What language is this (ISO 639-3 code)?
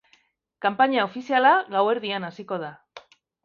eus